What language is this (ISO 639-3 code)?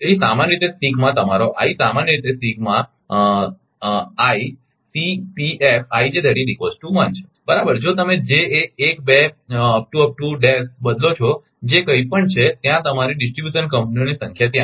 guj